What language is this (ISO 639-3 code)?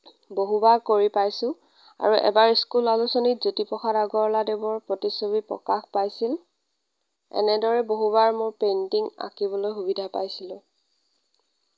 asm